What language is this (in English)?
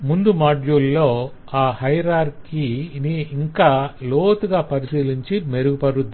Telugu